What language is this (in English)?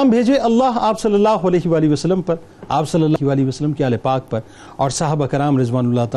Urdu